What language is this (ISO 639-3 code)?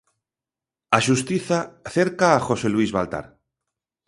glg